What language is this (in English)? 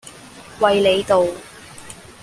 Cantonese